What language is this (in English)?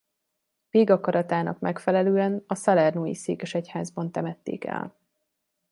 Hungarian